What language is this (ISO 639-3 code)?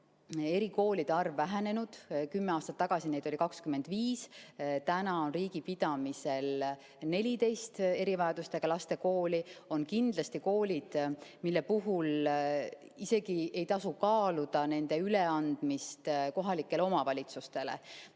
est